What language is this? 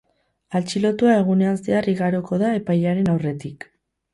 Basque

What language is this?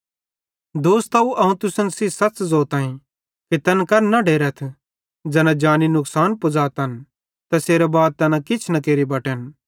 Bhadrawahi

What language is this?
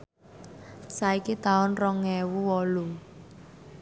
Javanese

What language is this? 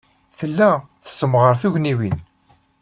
Kabyle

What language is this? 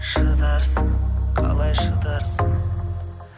Kazakh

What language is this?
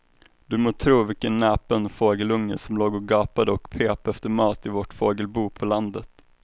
Swedish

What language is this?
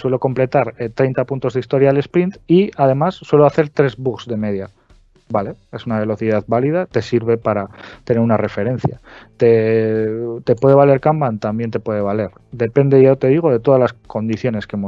Spanish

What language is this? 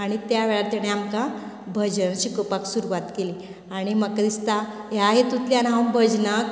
Konkani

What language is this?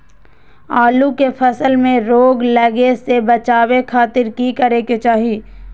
Magahi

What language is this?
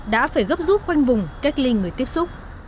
Vietnamese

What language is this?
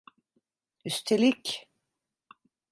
Turkish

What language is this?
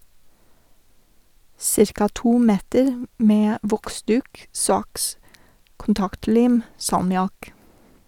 Norwegian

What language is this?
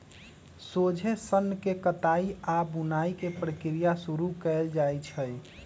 Magahi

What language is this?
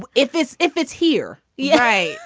English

